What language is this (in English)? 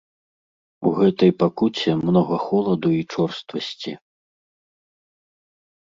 Belarusian